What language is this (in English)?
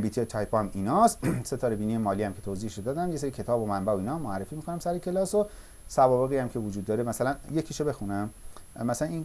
Persian